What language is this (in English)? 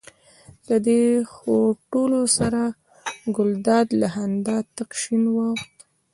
Pashto